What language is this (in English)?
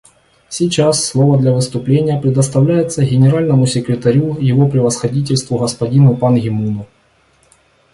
Russian